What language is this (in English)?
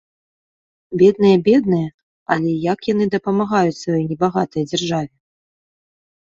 Belarusian